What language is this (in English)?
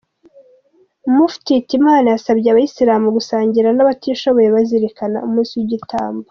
Kinyarwanda